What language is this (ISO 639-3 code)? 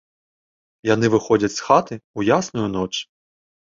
bel